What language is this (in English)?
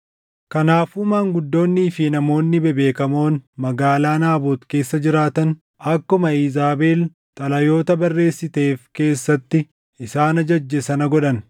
Oromo